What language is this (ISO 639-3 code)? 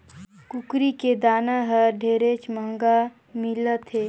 hne